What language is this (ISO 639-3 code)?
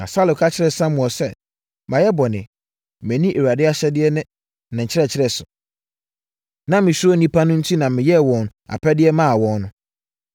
aka